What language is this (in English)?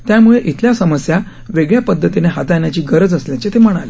Marathi